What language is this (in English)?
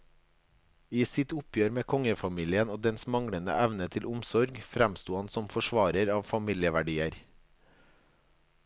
Norwegian